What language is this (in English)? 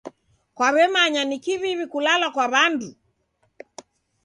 Taita